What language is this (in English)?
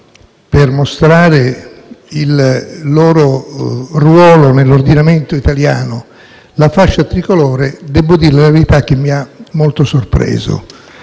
Italian